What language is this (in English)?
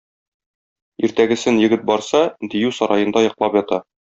Tatar